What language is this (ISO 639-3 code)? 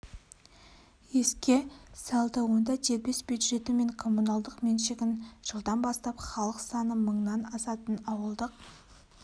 kaz